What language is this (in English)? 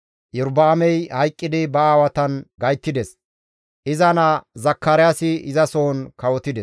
Gamo